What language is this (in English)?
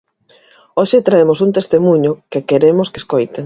Galician